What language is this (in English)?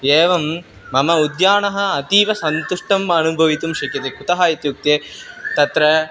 Sanskrit